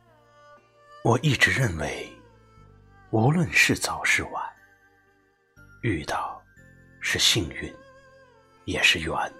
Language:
Chinese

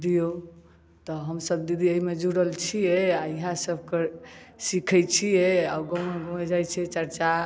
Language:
Maithili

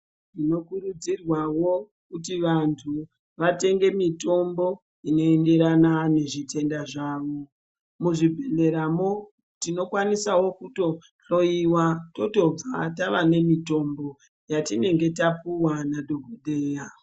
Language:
Ndau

